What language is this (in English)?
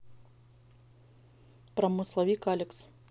Russian